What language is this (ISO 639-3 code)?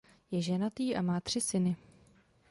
ces